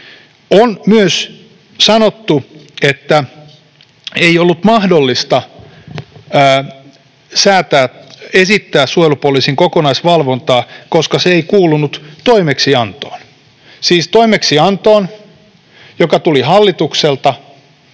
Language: Finnish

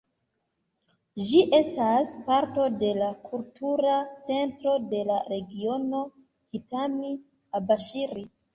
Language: Esperanto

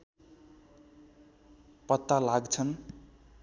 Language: Nepali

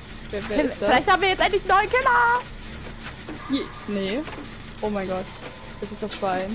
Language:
German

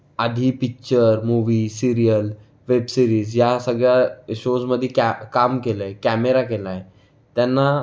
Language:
Marathi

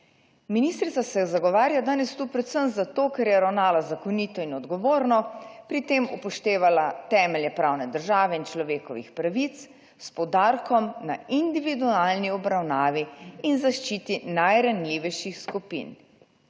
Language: Slovenian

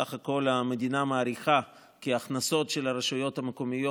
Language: Hebrew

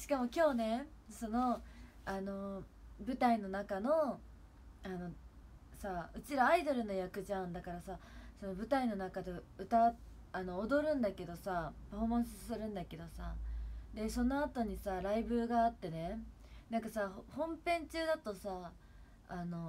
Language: Japanese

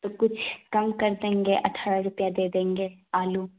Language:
Urdu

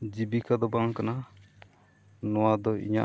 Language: Santali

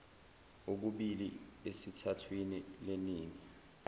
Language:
Zulu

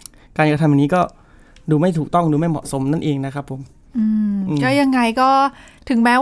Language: Thai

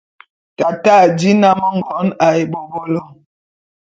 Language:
Bulu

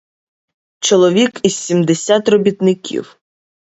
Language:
Ukrainian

